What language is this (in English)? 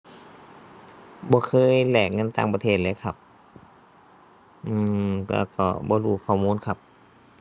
Thai